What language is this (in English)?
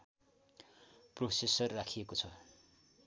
Nepali